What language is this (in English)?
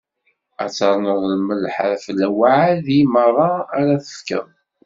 Kabyle